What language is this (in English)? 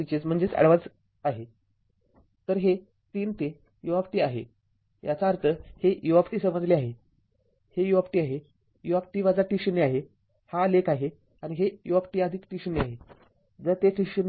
Marathi